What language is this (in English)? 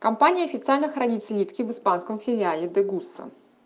Russian